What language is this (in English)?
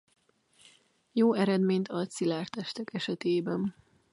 Hungarian